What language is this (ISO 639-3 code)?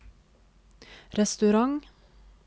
nor